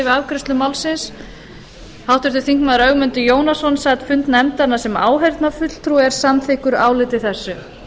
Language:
Icelandic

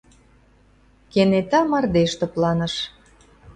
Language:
Mari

